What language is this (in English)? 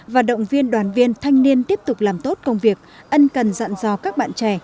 Vietnamese